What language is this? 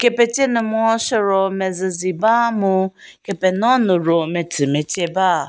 Angami Naga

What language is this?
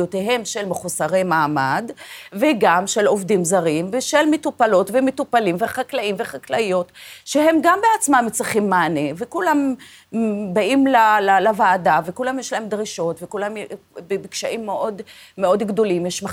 Hebrew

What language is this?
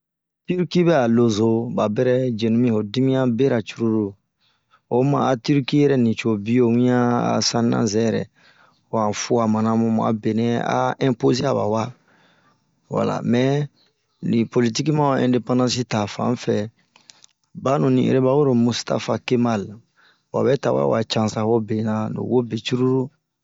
Bomu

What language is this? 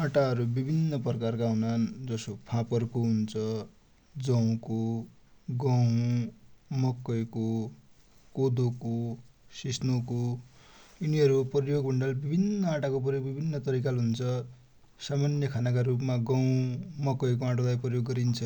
Dotyali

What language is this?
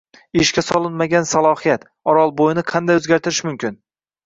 Uzbek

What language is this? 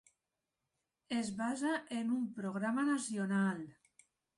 Catalan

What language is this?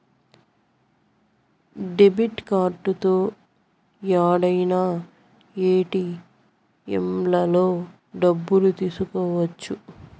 Telugu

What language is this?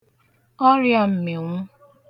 Igbo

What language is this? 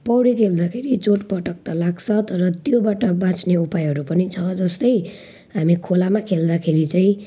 Nepali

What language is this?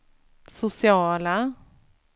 Swedish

